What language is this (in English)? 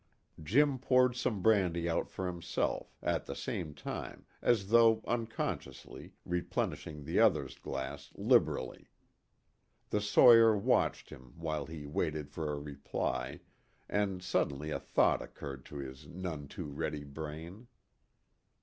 English